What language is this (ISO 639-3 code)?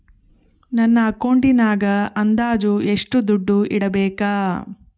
kan